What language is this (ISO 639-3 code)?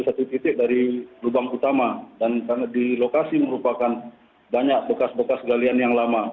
ind